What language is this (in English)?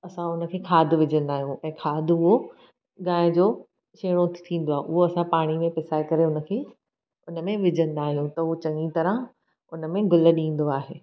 Sindhi